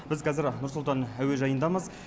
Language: Kazakh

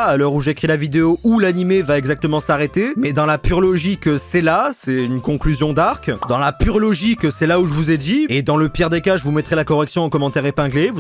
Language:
French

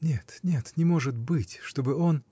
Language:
Russian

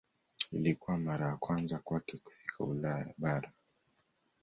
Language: Swahili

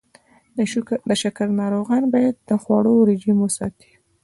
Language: Pashto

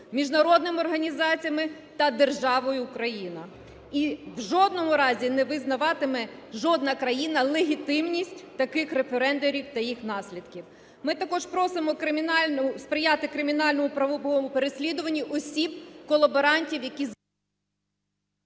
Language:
Ukrainian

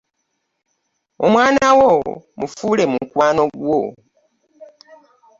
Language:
Ganda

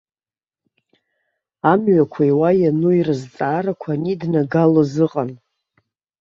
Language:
Abkhazian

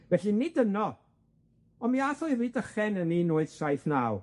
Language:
Welsh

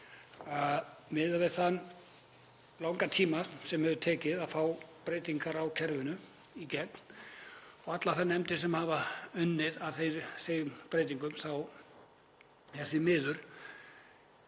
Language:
Icelandic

